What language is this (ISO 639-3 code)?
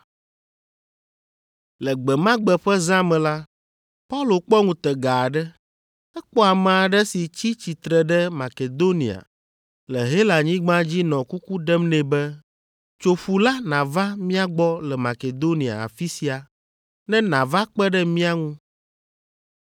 ewe